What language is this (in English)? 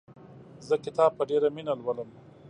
Pashto